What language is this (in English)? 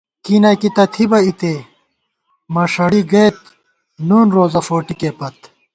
Gawar-Bati